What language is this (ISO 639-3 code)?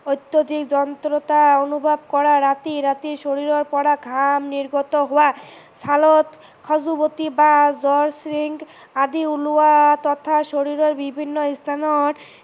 asm